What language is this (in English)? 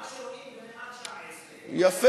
Hebrew